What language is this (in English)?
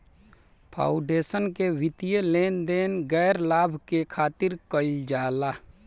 Bhojpuri